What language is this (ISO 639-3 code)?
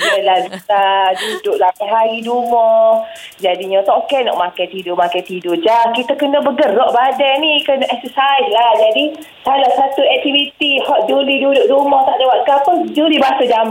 msa